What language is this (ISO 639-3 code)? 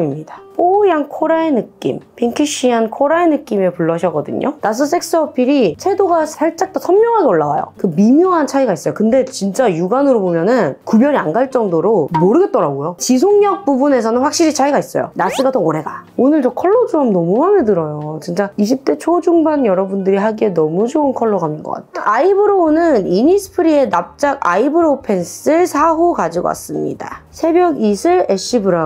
kor